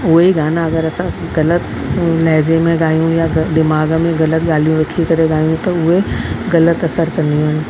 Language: Sindhi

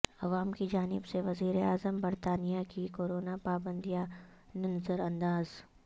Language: Urdu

